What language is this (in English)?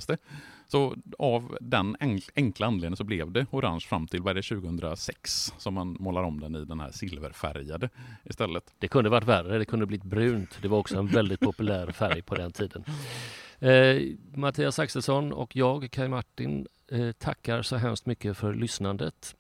Swedish